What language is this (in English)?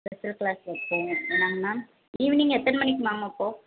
Tamil